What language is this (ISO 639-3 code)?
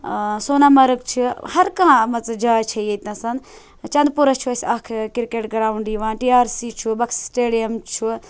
kas